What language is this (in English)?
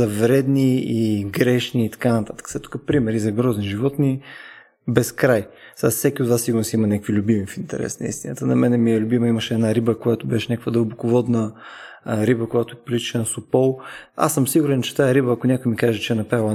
Bulgarian